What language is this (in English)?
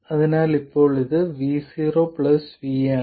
Malayalam